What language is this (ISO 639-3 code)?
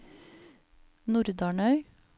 nor